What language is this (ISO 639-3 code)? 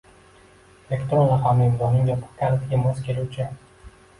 uzb